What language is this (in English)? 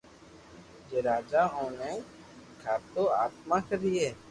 Loarki